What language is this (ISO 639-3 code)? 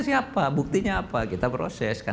ind